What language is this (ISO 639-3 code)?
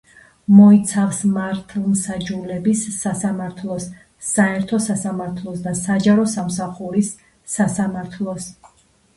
kat